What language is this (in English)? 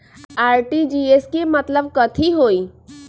Magahi